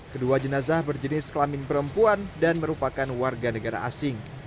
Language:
Indonesian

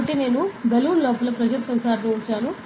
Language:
Telugu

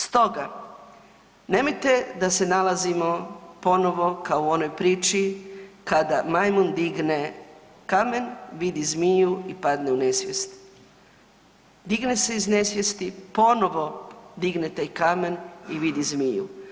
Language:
Croatian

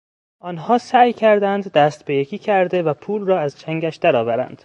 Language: Persian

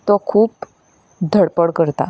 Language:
Konkani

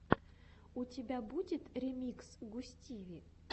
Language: Russian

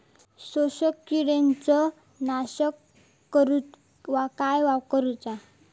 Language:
Marathi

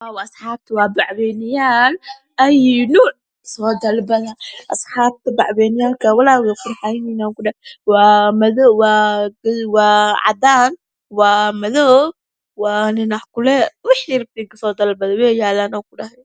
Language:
Somali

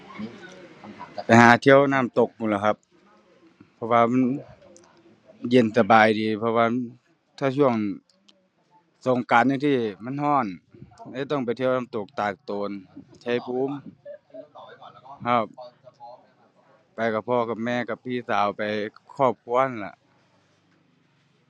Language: Thai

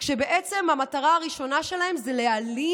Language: Hebrew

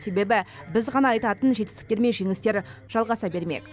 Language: Kazakh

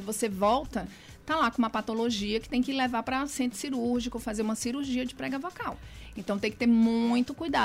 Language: Portuguese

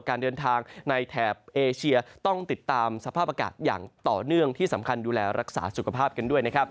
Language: Thai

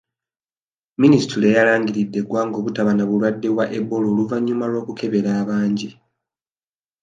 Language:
Ganda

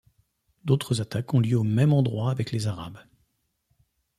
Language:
French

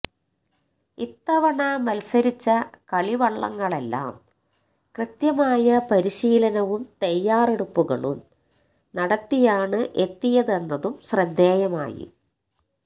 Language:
Malayalam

